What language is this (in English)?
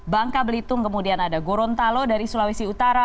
Indonesian